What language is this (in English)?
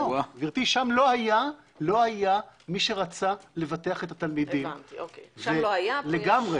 Hebrew